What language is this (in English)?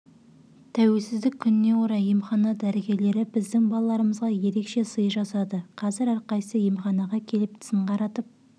Kazakh